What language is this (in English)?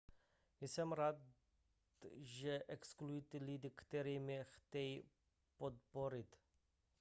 Czech